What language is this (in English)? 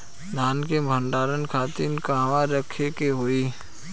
Bhojpuri